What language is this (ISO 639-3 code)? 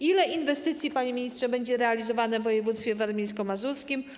pol